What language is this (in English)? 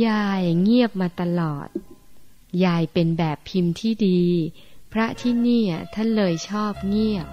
Thai